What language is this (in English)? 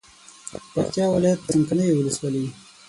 Pashto